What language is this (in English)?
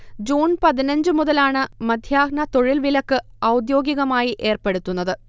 Malayalam